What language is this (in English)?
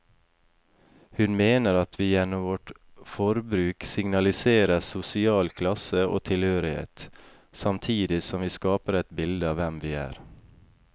Norwegian